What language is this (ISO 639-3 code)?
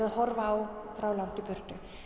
isl